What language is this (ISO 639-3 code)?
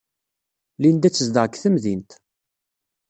kab